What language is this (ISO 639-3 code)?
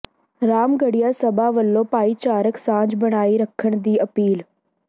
pan